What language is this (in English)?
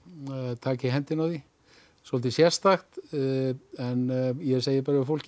Icelandic